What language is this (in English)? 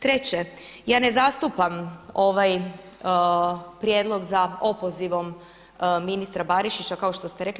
Croatian